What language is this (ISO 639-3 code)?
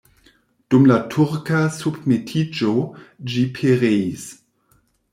epo